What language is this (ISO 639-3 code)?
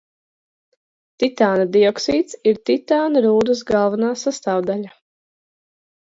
lav